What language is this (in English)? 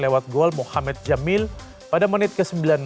Indonesian